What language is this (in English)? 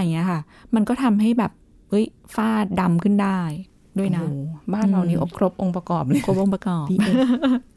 Thai